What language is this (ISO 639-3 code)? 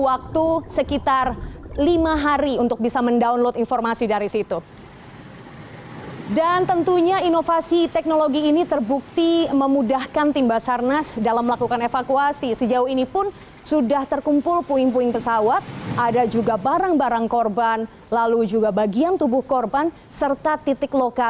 ind